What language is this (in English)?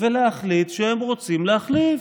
Hebrew